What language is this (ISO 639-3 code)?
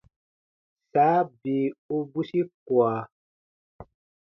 bba